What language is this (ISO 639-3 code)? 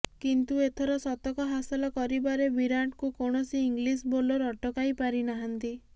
ori